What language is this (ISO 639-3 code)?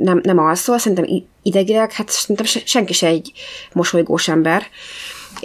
hun